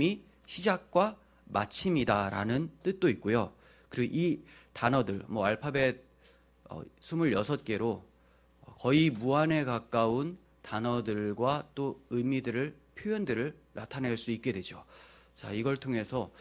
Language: Korean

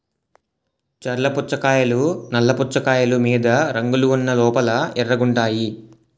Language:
Telugu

